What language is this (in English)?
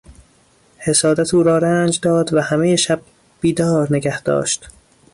Persian